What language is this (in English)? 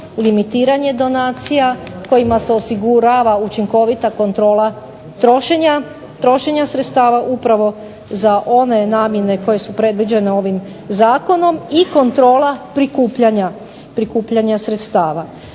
Croatian